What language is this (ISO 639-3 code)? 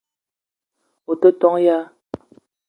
eto